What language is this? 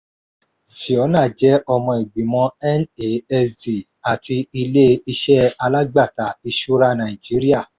Yoruba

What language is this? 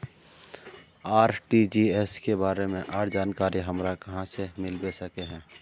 Magahi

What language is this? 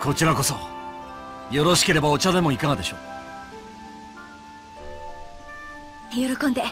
Japanese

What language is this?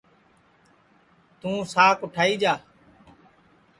Sansi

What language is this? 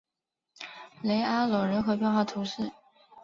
Chinese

